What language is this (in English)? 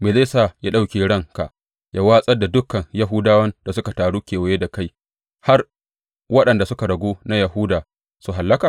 Hausa